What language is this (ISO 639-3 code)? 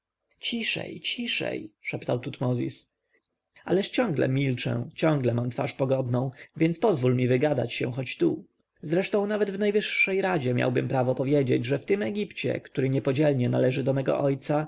pol